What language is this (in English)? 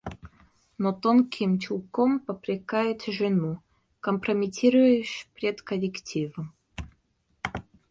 Russian